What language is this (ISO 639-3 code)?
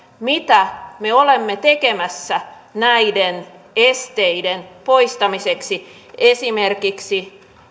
fin